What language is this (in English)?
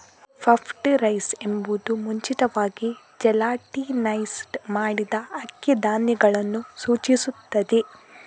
Kannada